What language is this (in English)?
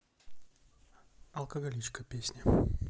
Russian